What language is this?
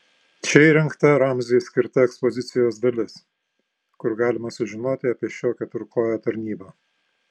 Lithuanian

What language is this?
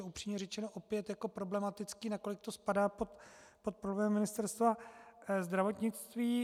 Czech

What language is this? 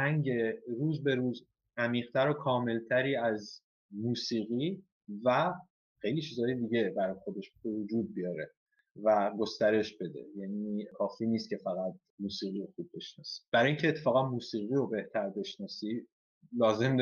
Persian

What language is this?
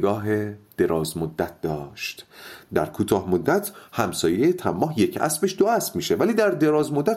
Persian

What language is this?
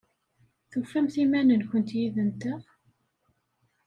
Kabyle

